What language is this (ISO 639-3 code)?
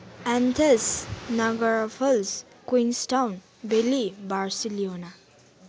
nep